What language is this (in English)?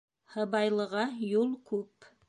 Bashkir